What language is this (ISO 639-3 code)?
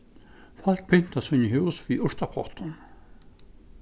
fao